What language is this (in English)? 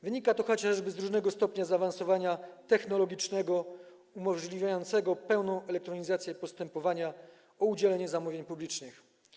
Polish